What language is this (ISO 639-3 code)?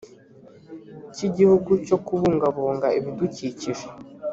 kin